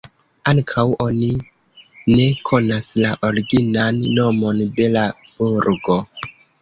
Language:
Esperanto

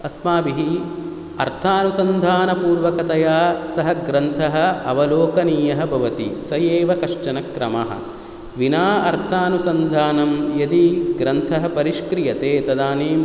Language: Sanskrit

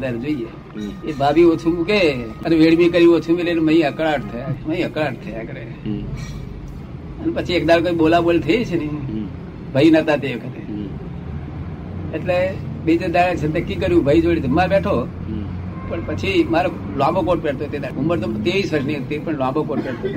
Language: Gujarati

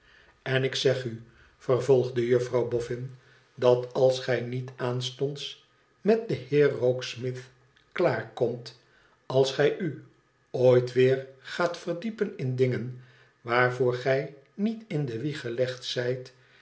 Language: Dutch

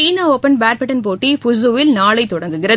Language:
Tamil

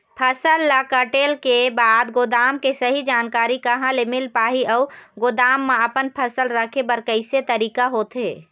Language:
Chhattisgarhi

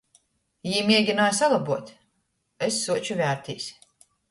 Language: Latgalian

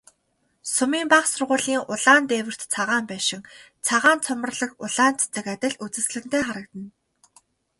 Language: Mongolian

